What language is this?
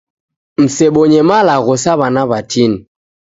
Taita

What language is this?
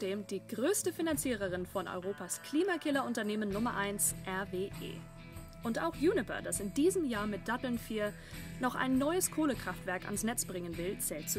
German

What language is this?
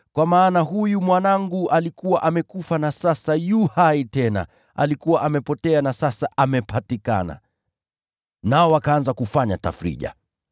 Swahili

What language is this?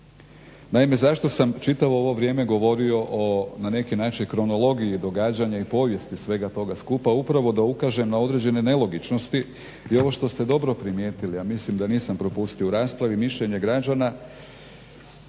Croatian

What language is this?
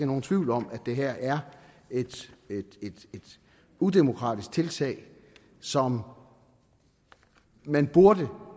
Danish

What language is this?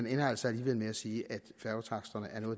Danish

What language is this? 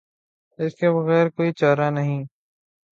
Urdu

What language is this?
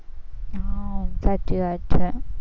Gujarati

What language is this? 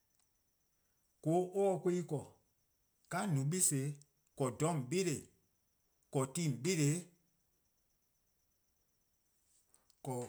Eastern Krahn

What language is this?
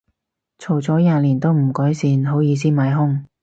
Cantonese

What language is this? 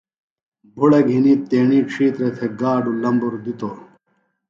Phalura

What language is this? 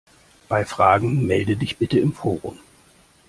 German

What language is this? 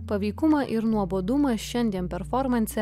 Lithuanian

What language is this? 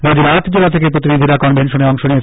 Bangla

